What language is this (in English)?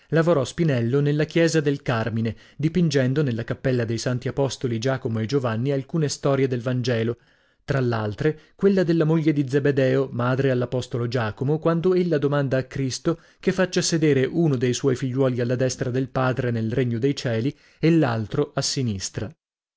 Italian